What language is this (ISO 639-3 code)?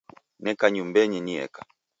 dav